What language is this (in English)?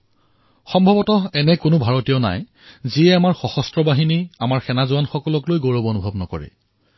Assamese